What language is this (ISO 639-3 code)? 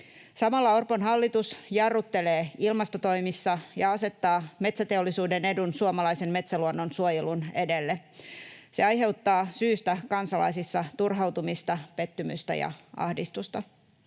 fin